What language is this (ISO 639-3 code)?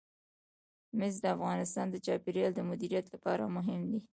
pus